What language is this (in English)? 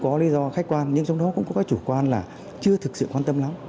Vietnamese